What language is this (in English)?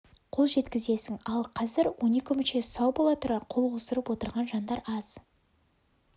Kazakh